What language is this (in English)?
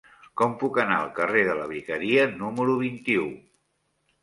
Catalan